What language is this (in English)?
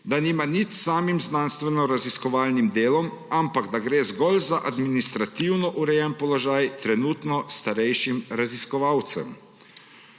Slovenian